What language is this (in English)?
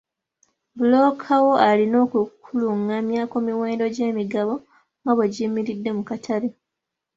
Ganda